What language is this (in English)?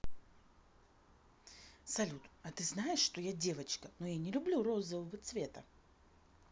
Russian